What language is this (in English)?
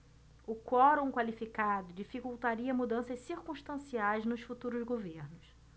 Portuguese